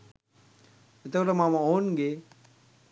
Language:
Sinhala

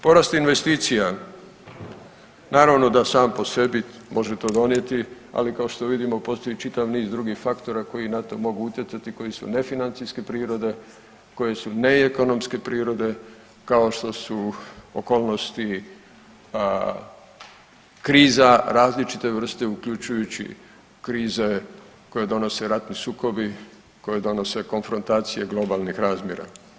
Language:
Croatian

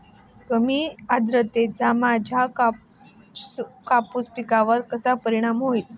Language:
Marathi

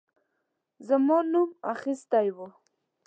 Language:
Pashto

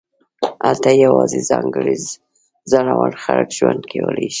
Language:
Pashto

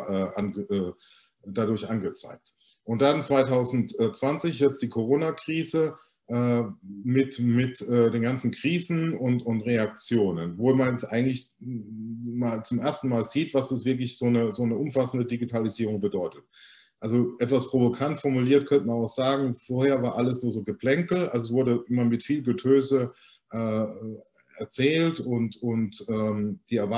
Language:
German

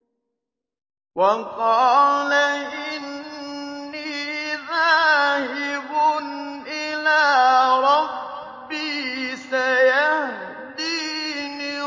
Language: Arabic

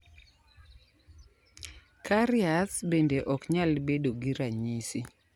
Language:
Luo (Kenya and Tanzania)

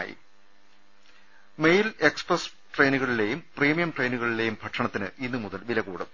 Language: Malayalam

